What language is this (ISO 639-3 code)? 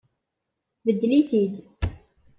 kab